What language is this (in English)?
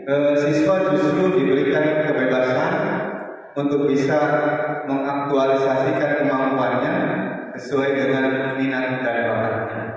Indonesian